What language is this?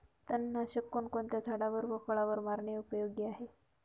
Marathi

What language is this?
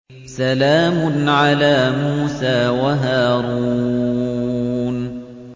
Arabic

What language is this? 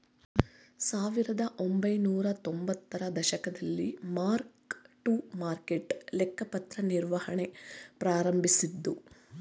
Kannada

